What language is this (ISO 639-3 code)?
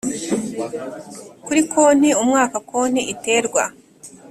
kin